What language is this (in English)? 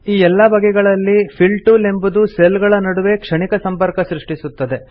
Kannada